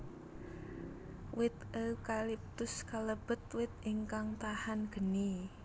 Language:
Javanese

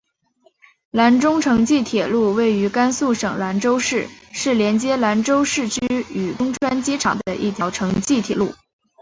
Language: Chinese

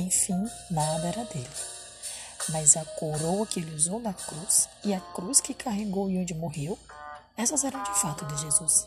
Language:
Portuguese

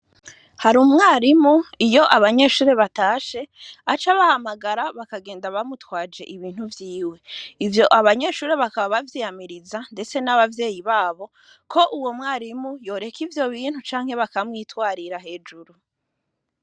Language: Rundi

